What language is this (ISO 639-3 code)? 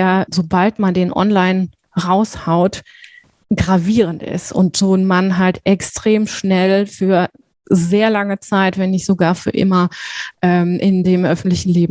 deu